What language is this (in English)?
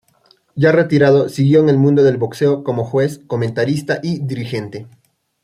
Spanish